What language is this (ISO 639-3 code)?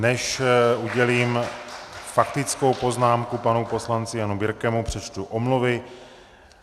ces